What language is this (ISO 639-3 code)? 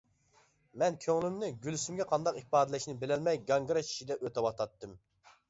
uig